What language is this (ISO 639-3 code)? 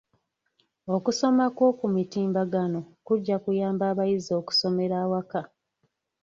lug